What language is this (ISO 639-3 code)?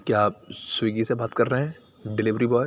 urd